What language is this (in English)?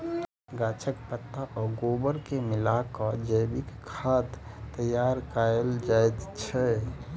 Maithili